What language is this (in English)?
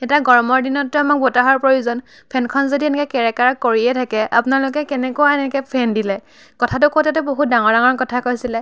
Assamese